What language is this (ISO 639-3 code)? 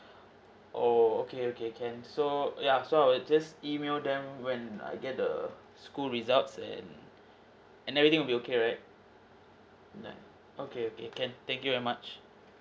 eng